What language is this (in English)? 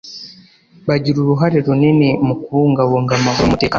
Kinyarwanda